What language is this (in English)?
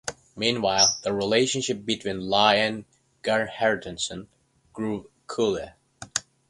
English